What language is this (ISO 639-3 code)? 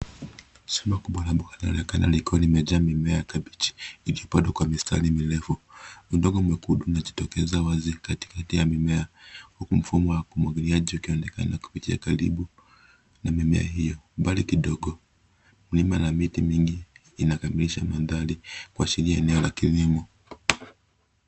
swa